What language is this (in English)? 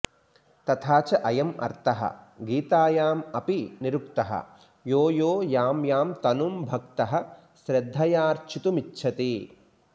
Sanskrit